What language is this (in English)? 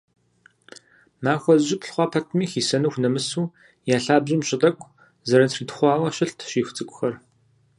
Kabardian